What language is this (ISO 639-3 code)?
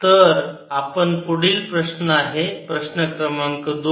mar